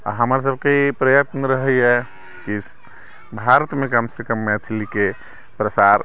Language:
Maithili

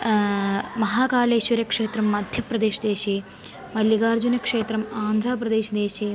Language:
Sanskrit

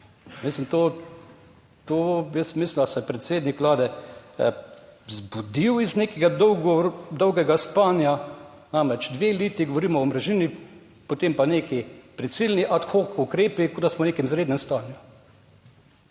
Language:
Slovenian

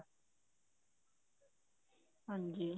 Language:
Punjabi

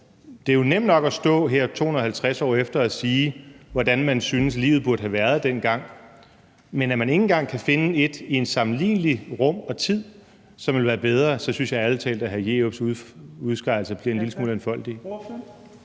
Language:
Danish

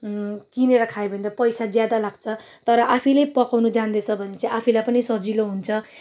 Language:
Nepali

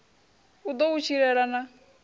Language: Venda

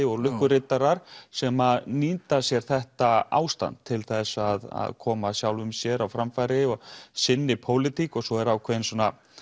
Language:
Icelandic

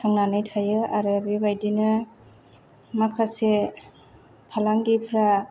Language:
Bodo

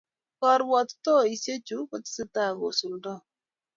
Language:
Kalenjin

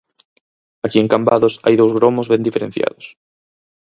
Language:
Galician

